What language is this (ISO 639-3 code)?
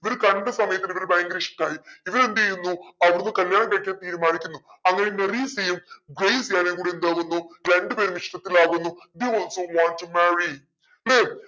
mal